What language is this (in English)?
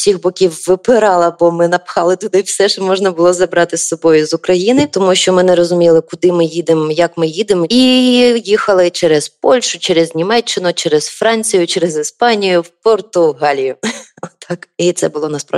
Ukrainian